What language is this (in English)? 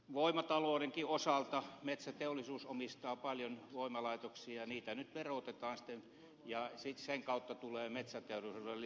Finnish